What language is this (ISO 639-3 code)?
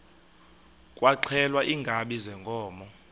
xho